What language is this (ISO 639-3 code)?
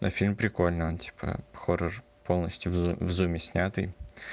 rus